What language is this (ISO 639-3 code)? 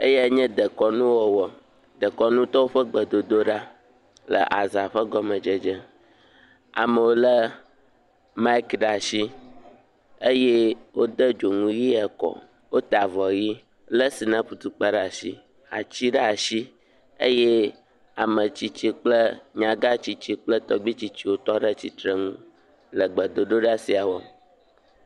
ewe